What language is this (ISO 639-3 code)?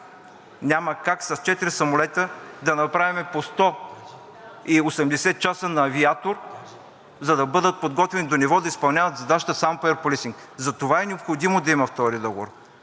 bul